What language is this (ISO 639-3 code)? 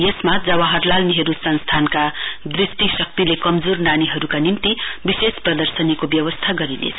nep